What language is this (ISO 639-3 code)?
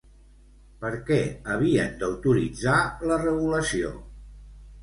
cat